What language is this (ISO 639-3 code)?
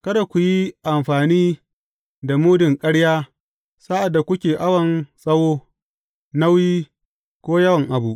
hau